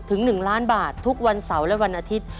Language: Thai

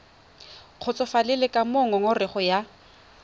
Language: Tswana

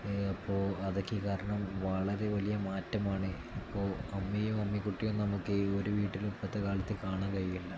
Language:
Malayalam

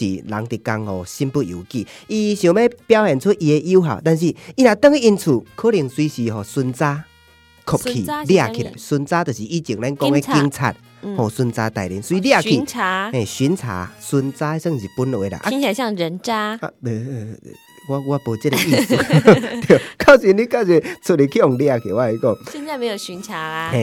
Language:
Chinese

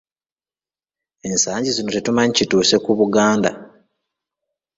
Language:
Ganda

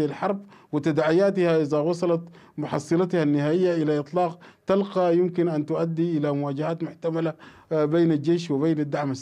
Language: Arabic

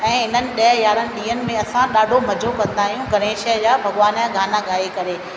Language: Sindhi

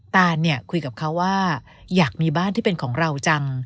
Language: Thai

